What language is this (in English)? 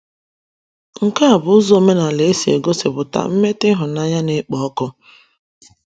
Igbo